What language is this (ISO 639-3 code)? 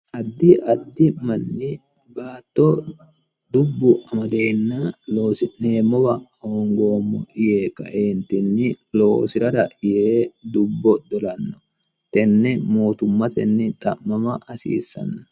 sid